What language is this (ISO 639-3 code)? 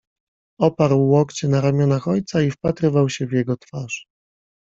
pol